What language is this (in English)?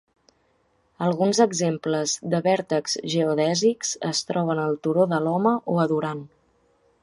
Catalan